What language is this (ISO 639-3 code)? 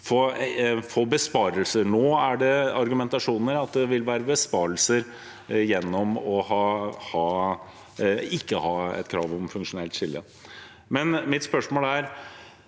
nor